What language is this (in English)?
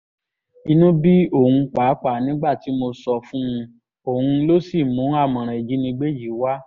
Yoruba